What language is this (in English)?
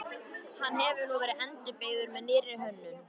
Icelandic